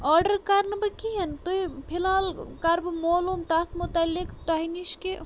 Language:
Kashmiri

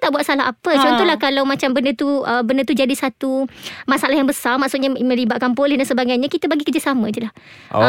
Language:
Malay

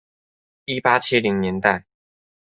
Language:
Chinese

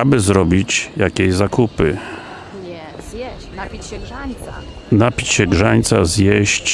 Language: Polish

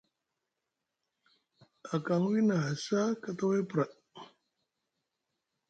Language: Musgu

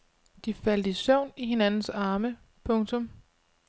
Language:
Danish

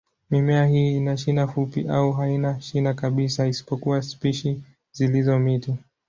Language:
Swahili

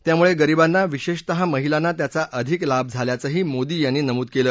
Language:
Marathi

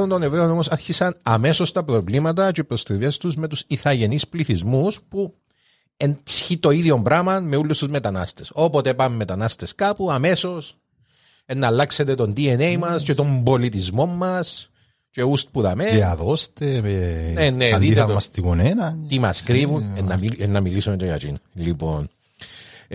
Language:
Greek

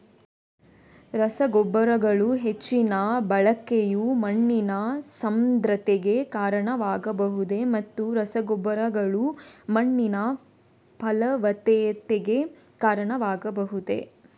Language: Kannada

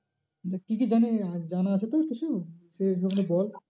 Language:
Bangla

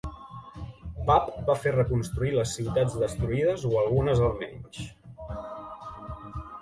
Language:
Catalan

